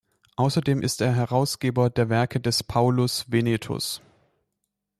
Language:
German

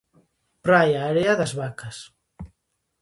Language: Galician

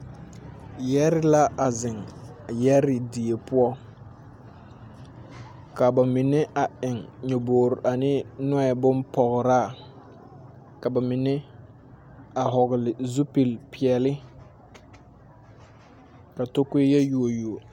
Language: Southern Dagaare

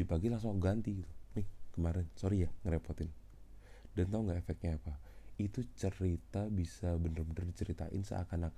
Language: Indonesian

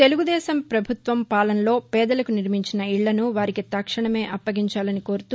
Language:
Telugu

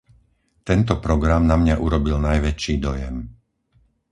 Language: Slovak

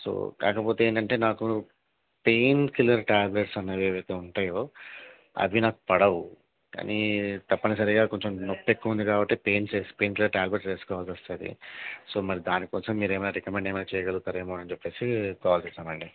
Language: Telugu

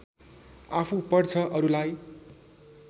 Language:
Nepali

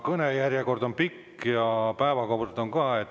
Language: Estonian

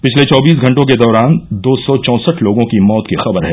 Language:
Hindi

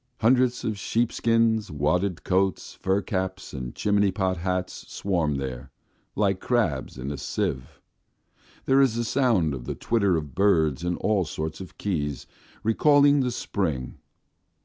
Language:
English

